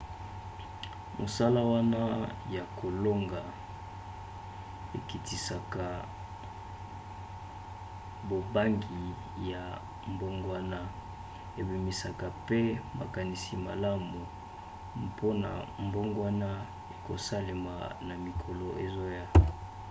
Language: Lingala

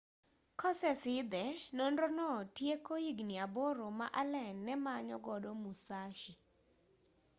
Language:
Luo (Kenya and Tanzania)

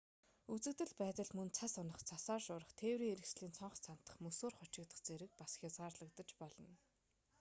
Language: Mongolian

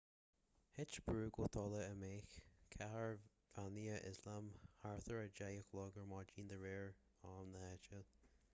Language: Irish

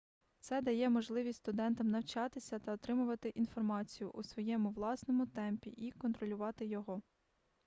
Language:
Ukrainian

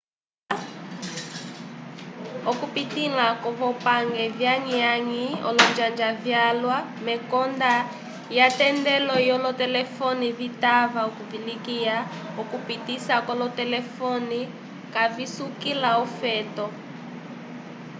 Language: Umbundu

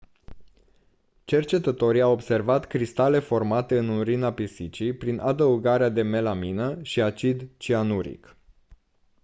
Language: Romanian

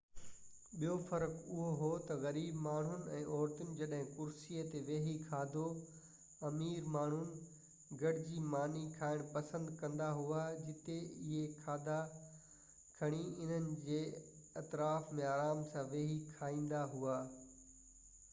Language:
Sindhi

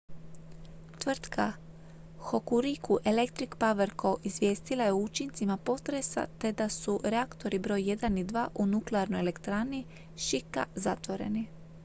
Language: Croatian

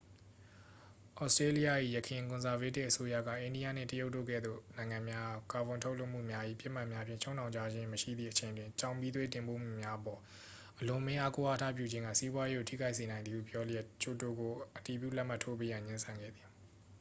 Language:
Burmese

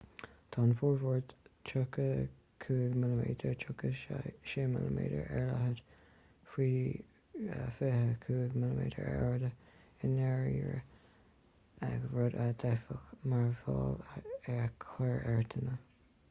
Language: Irish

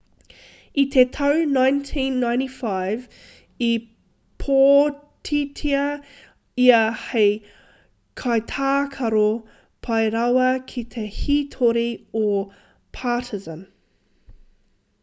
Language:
Māori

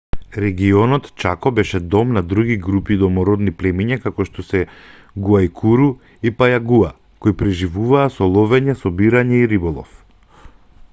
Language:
Macedonian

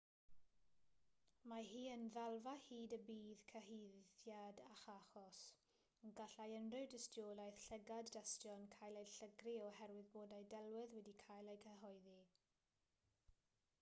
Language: Welsh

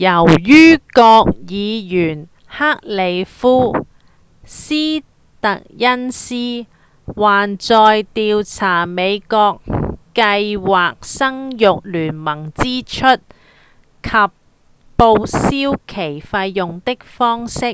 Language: Cantonese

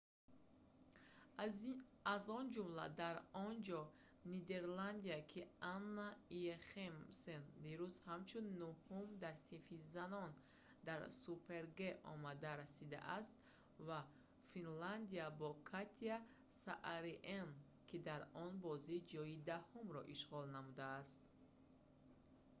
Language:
Tajik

